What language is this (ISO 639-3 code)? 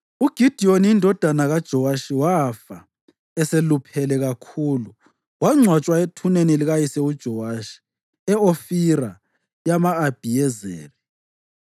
nde